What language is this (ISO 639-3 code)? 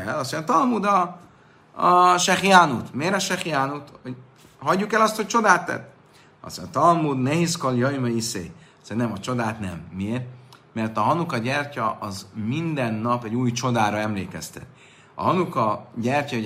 hun